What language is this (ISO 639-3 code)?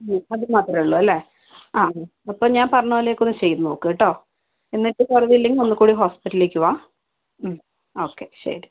mal